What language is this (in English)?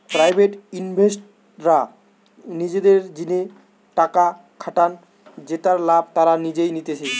Bangla